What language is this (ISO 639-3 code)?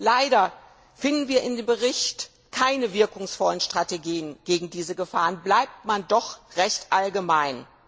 deu